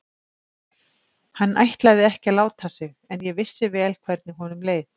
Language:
Icelandic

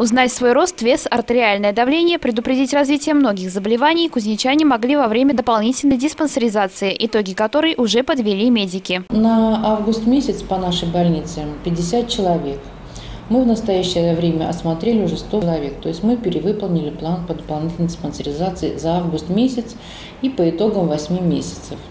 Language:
Russian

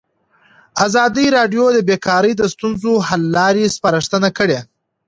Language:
Pashto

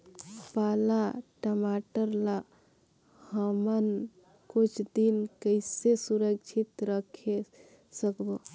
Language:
Chhattisgarhi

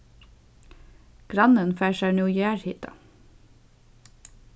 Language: Faroese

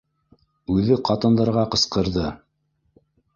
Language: Bashkir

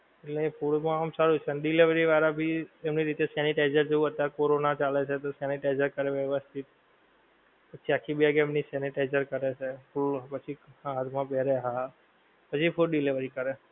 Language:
Gujarati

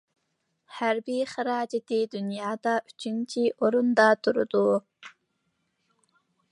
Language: Uyghur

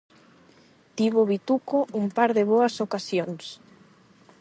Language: Galician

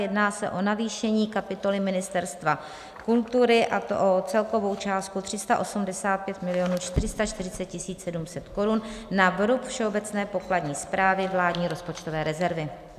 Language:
Czech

